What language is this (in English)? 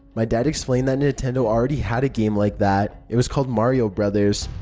English